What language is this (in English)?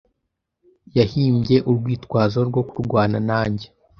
Kinyarwanda